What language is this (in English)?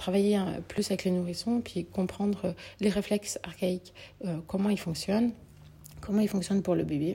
French